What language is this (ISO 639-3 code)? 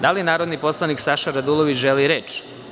srp